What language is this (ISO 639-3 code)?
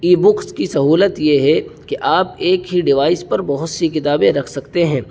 urd